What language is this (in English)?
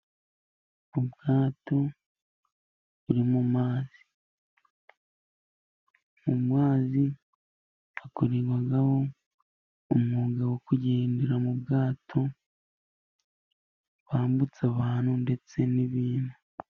Kinyarwanda